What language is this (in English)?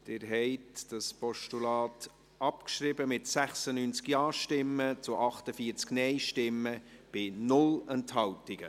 Swiss German